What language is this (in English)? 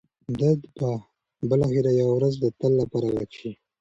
Pashto